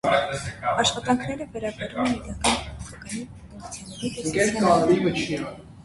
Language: Armenian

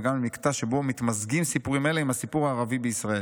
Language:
Hebrew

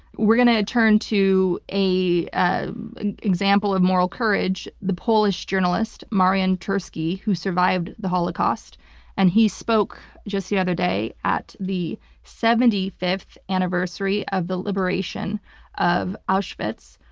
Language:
English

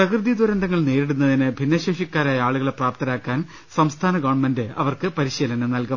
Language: Malayalam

